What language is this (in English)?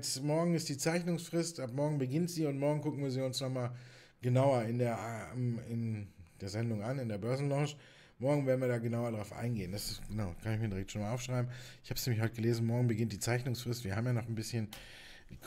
German